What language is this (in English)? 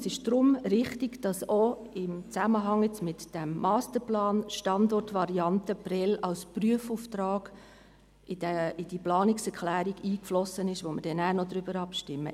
Swiss German